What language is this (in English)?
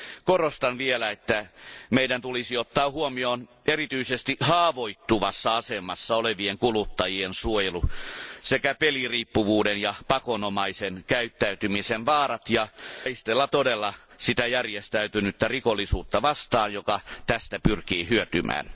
Finnish